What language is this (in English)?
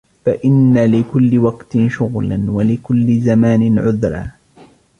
Arabic